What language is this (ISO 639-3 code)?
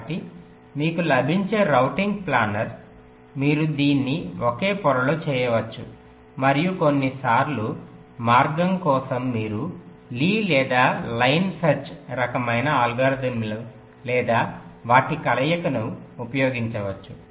tel